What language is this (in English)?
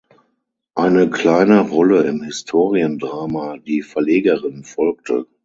German